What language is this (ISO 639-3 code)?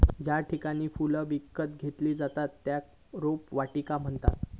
mar